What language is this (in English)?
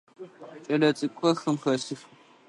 Adyghe